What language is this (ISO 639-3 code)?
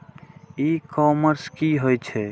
mai